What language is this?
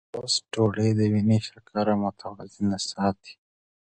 Pashto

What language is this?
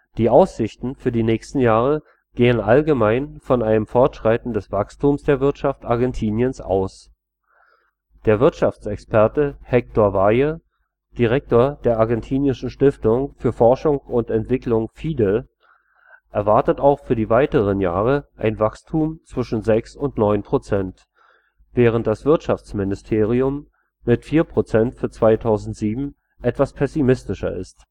German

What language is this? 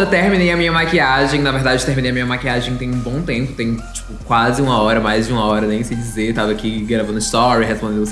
Portuguese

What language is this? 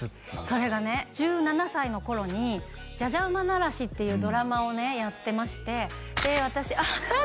Japanese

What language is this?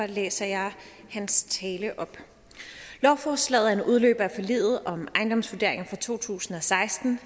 Danish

